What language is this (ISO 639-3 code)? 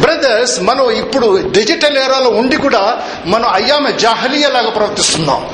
tel